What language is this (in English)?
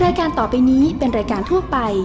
Thai